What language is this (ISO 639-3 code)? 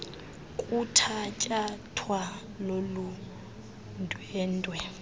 xho